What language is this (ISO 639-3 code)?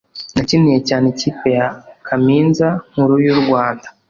kin